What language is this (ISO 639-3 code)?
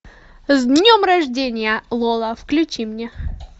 rus